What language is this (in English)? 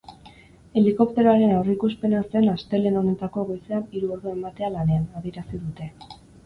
Basque